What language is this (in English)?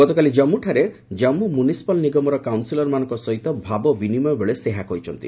Odia